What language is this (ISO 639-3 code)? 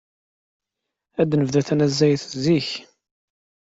kab